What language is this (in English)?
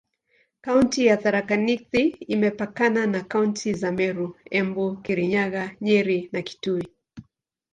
Swahili